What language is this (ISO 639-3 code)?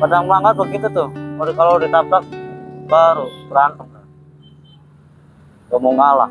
ind